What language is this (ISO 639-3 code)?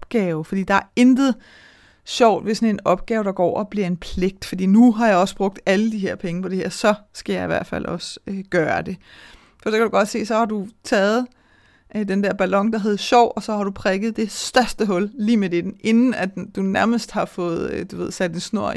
dan